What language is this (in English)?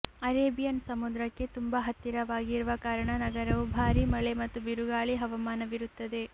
Kannada